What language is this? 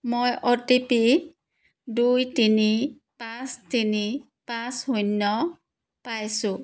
Assamese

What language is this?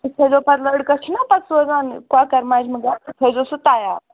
Kashmiri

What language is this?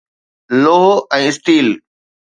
Sindhi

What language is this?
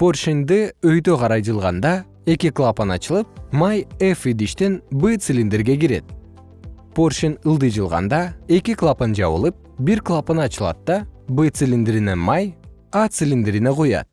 Kyrgyz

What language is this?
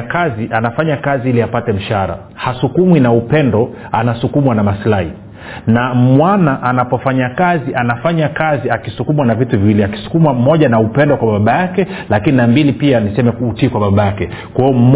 Swahili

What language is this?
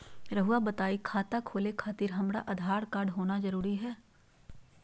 Magahi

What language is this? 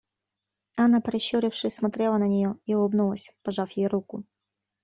Russian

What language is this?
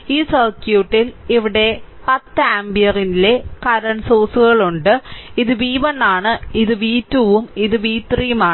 Malayalam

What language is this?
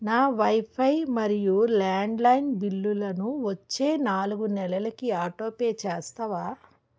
Telugu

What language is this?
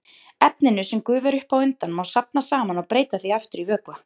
Icelandic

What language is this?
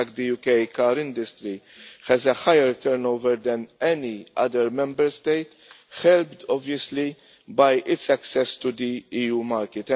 English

